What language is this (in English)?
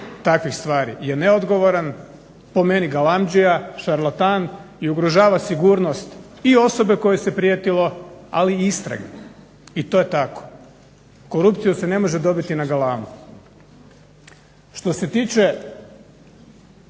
Croatian